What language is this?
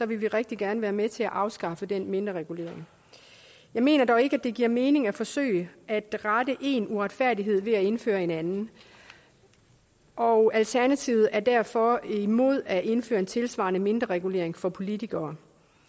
Danish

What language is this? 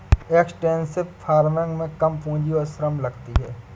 Hindi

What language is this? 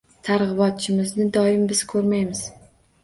Uzbek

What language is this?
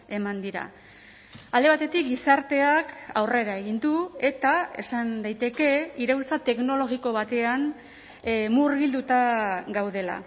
Basque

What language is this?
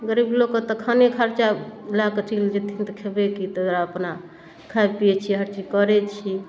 Maithili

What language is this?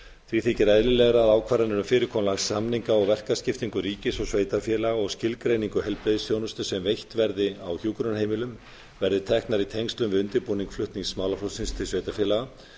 Icelandic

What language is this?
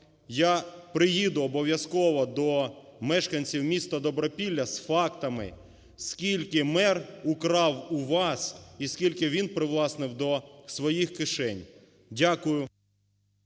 Ukrainian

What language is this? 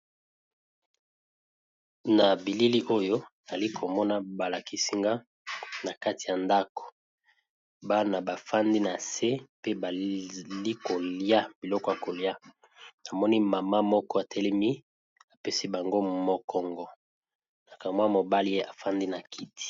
Lingala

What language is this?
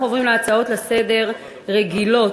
Hebrew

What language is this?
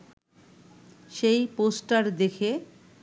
Bangla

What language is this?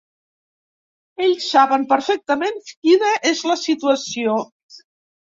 Catalan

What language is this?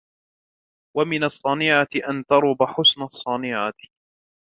Arabic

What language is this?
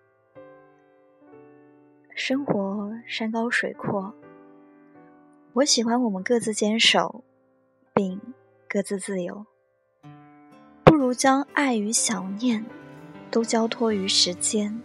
Chinese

